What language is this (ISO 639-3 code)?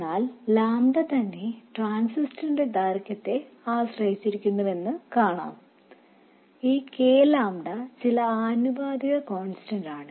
mal